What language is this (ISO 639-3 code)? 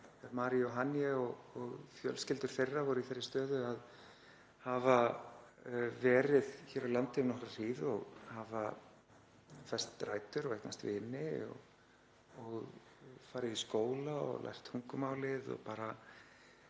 isl